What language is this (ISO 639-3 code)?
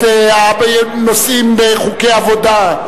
heb